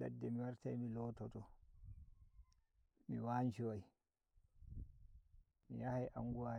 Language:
Nigerian Fulfulde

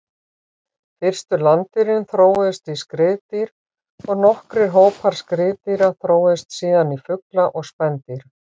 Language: Icelandic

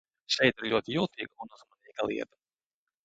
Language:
Latvian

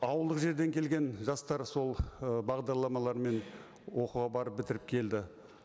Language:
Kazakh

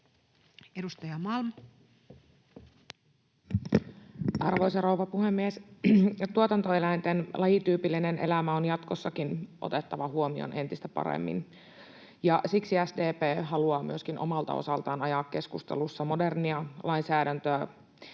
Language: Finnish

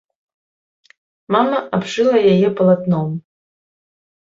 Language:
Belarusian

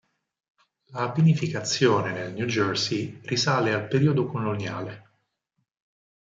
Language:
Italian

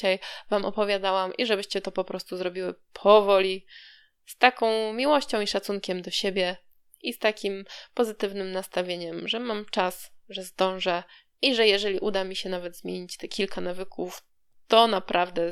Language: Polish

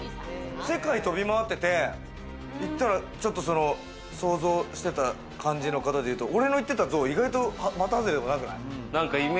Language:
Japanese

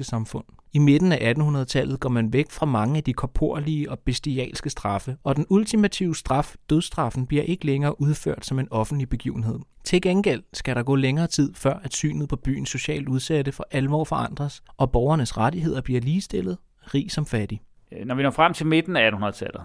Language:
Danish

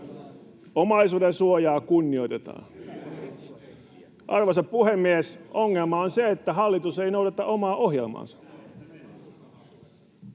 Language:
Finnish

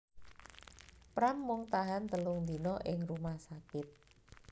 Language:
Javanese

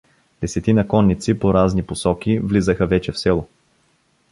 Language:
Bulgarian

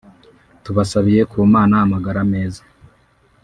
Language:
Kinyarwanda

